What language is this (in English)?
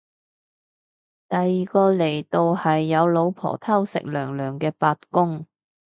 Cantonese